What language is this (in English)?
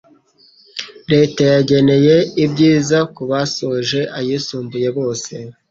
Kinyarwanda